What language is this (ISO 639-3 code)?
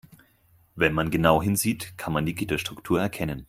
deu